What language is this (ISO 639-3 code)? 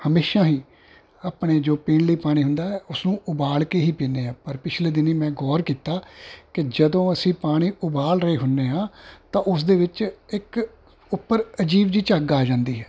pan